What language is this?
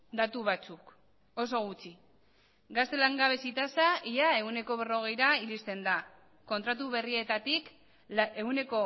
Basque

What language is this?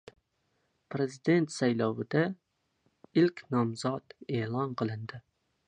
Uzbek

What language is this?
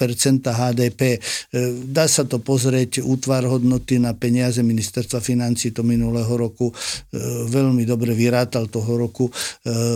Slovak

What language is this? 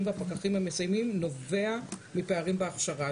Hebrew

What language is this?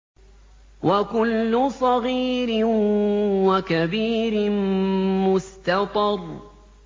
Arabic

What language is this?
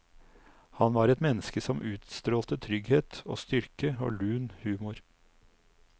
Norwegian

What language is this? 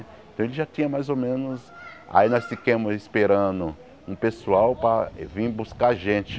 Portuguese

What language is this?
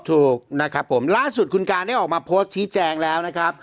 Thai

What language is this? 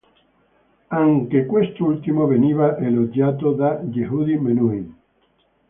Italian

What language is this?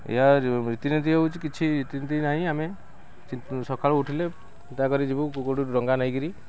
Odia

